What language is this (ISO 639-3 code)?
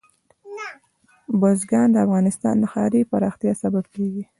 pus